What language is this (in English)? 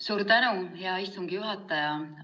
Estonian